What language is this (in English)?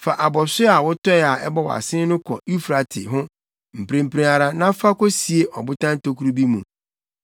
Akan